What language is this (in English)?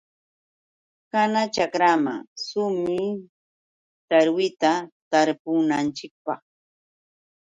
Yauyos Quechua